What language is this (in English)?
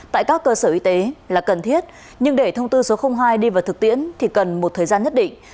Vietnamese